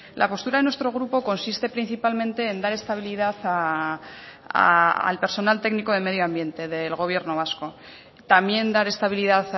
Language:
Spanish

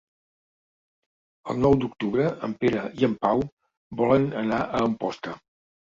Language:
Catalan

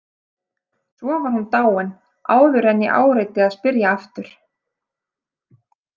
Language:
Icelandic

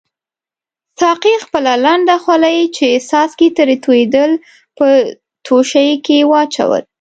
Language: Pashto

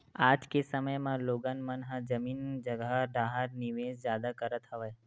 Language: Chhattisgarhi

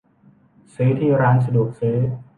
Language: Thai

